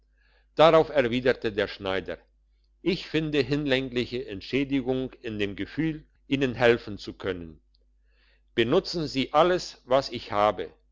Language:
German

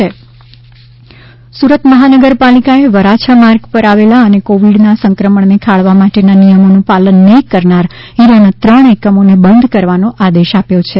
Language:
Gujarati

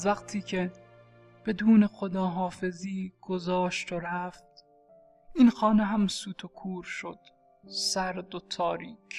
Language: Persian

